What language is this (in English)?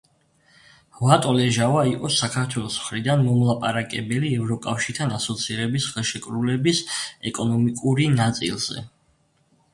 Georgian